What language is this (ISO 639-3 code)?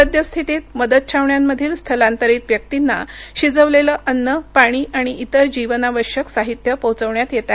mar